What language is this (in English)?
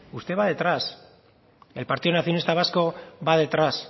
Spanish